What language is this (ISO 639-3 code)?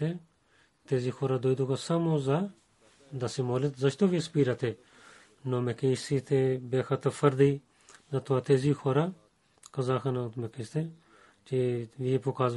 bul